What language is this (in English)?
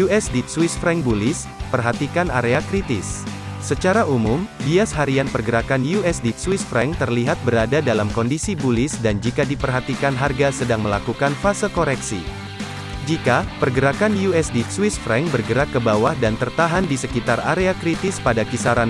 Indonesian